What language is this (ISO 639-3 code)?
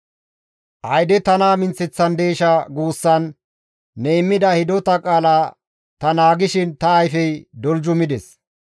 gmv